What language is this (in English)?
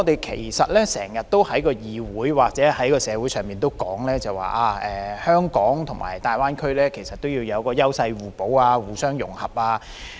Cantonese